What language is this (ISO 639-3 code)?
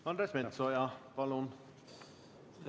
est